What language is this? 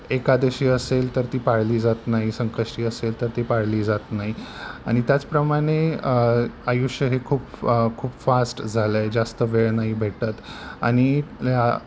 Marathi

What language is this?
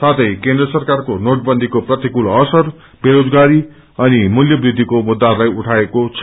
Nepali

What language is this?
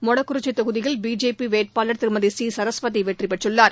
Tamil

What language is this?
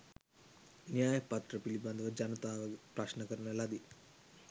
Sinhala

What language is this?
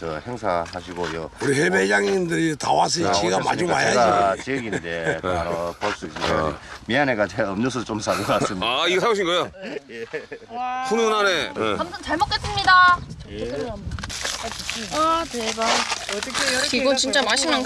Korean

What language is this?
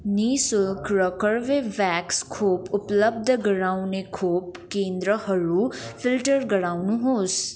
Nepali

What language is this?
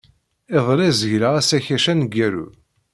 Kabyle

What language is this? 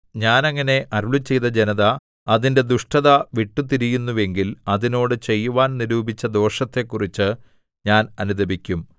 Malayalam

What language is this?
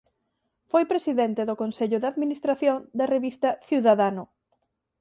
Galician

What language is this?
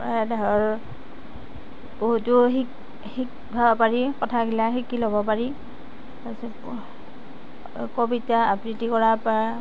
Assamese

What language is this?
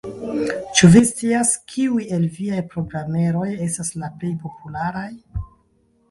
Esperanto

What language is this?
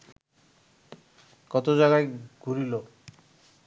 Bangla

